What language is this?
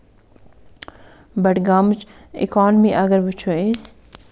Kashmiri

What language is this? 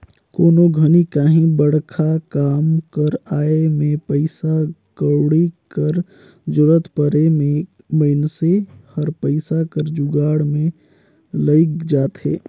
Chhattisgarhi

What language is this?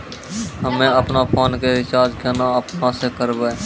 Maithili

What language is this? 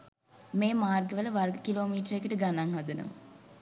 Sinhala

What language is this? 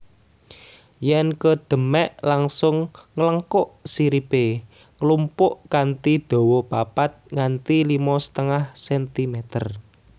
Javanese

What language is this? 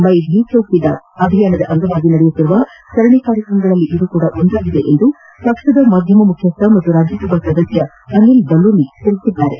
Kannada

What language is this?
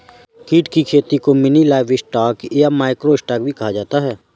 Hindi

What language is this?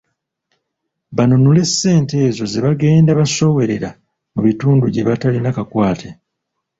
Ganda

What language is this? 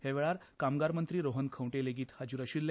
Konkani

